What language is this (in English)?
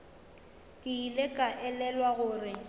Northern Sotho